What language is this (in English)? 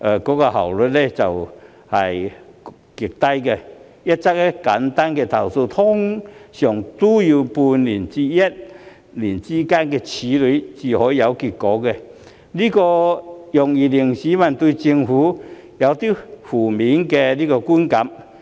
Cantonese